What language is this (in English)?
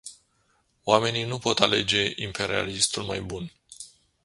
Romanian